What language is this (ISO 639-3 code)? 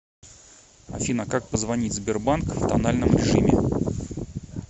rus